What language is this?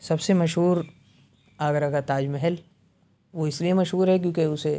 Urdu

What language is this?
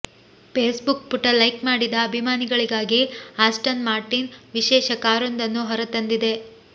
Kannada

